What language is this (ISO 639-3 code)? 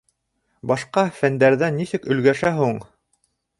bak